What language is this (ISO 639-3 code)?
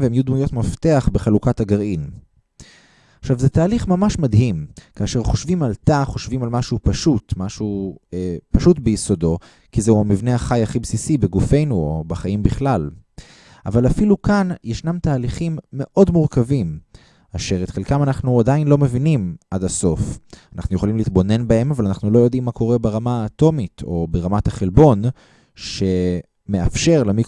heb